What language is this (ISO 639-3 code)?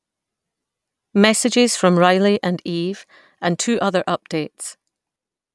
eng